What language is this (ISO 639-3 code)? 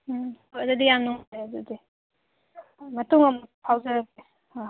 mni